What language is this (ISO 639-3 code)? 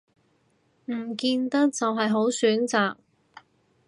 yue